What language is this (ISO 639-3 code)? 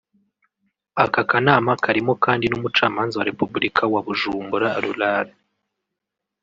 kin